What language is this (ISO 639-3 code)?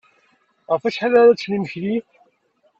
kab